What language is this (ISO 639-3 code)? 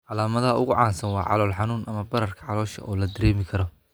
som